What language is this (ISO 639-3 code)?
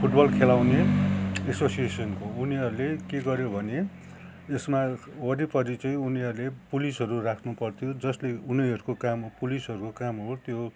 nep